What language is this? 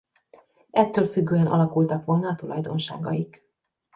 Hungarian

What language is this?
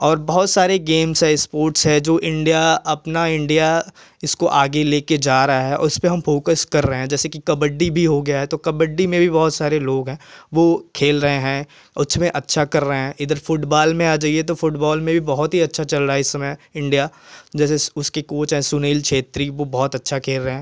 Hindi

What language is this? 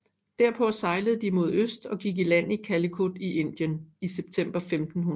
Danish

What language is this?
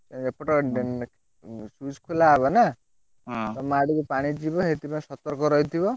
Odia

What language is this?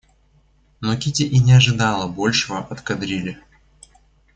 Russian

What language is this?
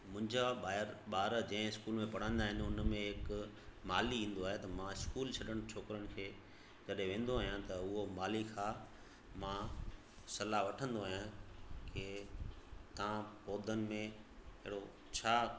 Sindhi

